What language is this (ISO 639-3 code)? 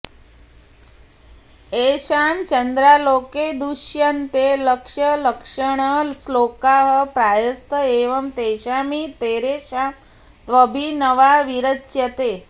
san